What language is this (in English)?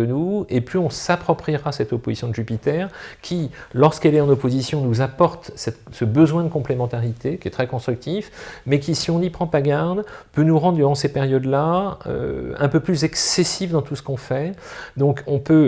French